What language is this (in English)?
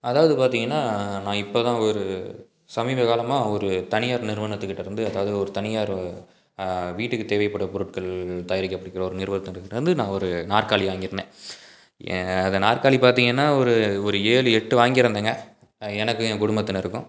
Tamil